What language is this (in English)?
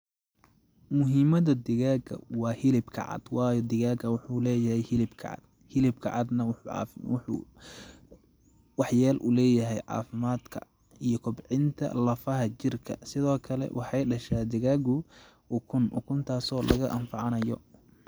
Somali